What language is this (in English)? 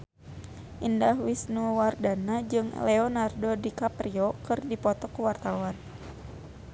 Sundanese